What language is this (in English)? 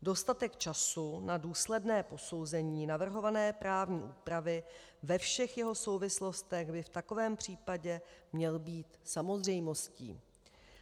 Czech